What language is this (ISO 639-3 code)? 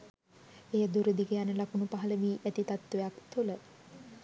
sin